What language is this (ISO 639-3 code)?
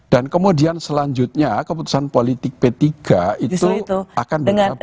ind